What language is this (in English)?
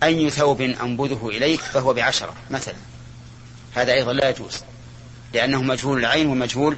Arabic